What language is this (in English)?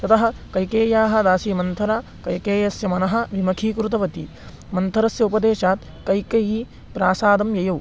Sanskrit